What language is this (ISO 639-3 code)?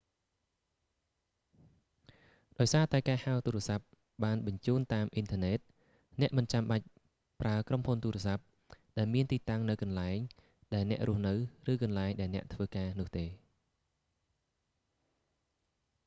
khm